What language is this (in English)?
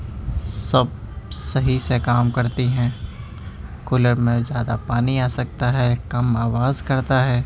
Urdu